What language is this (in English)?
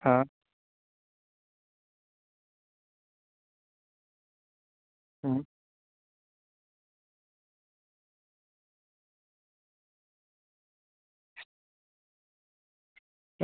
Gujarati